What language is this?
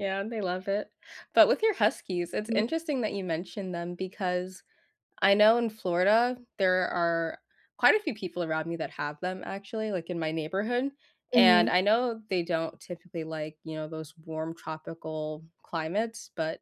English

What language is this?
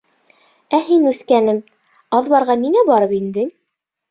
Bashkir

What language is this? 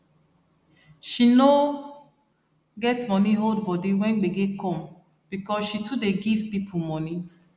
Nigerian Pidgin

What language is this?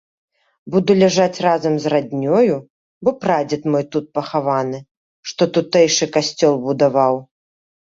Belarusian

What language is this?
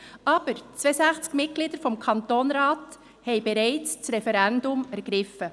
Swiss German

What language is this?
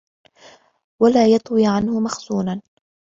Arabic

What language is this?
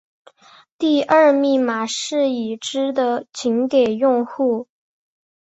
Chinese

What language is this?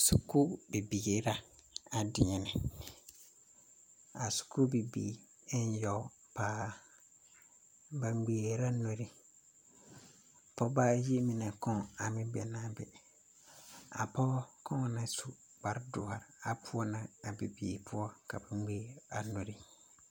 Southern Dagaare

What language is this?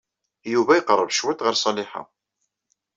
Kabyle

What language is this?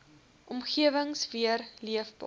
Afrikaans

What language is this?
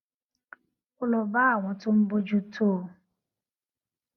Yoruba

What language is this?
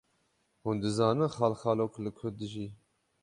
Kurdish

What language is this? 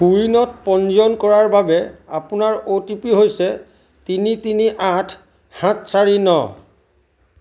Assamese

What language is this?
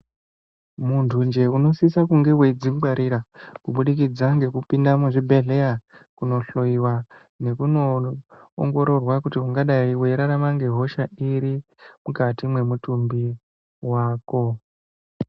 Ndau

